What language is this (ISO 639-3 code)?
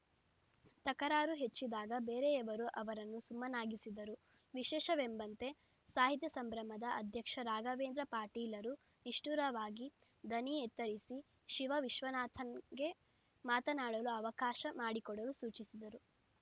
kan